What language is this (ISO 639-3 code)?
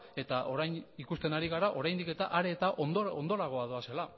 eus